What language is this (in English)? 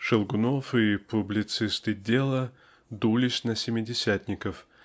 Russian